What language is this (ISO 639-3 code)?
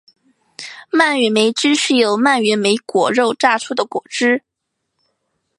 zho